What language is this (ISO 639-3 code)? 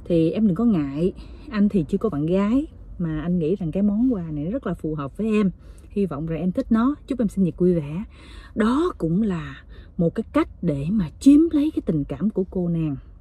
vie